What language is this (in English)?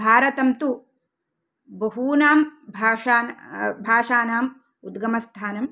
Sanskrit